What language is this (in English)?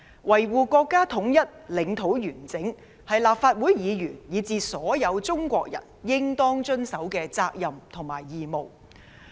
Cantonese